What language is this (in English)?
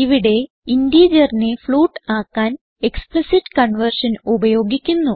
Malayalam